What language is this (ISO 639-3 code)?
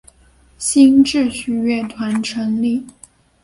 zho